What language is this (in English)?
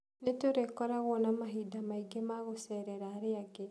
Kikuyu